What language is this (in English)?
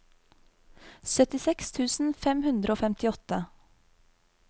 Norwegian